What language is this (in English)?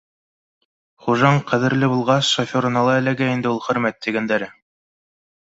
Bashkir